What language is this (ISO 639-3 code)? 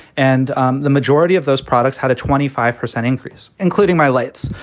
eng